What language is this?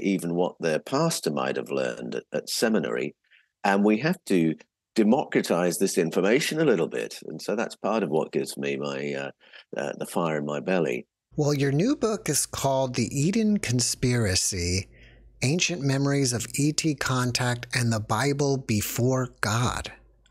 English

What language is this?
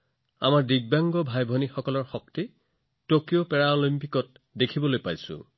Assamese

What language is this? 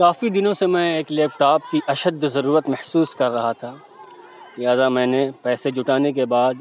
Urdu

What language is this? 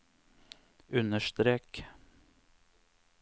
Norwegian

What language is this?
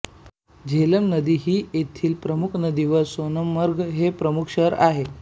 Marathi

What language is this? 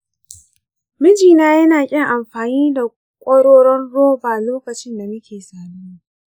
Hausa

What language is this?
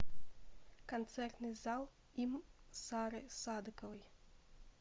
Russian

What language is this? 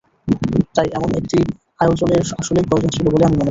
Bangla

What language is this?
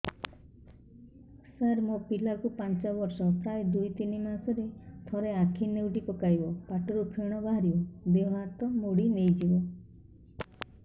Odia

